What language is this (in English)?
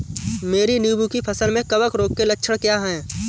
Hindi